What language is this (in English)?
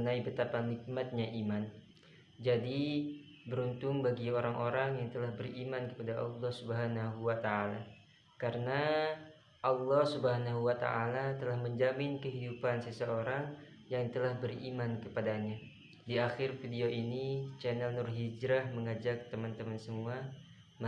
Indonesian